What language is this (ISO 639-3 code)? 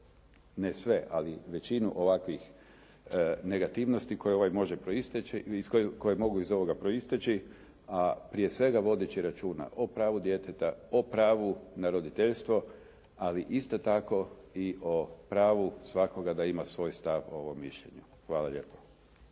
hrv